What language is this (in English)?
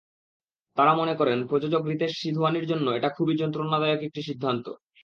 Bangla